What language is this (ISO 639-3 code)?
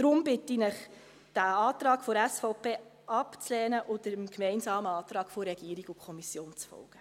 gsw